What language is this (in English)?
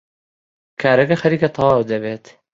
Central Kurdish